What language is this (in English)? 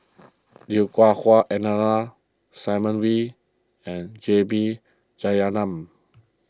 English